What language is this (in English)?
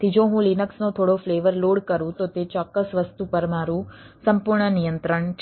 Gujarati